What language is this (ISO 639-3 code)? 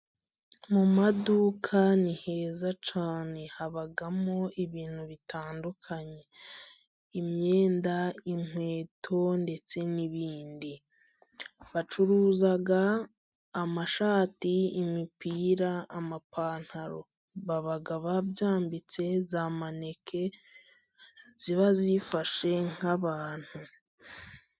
kin